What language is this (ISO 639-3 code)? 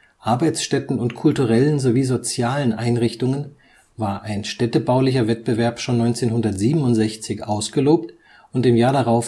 deu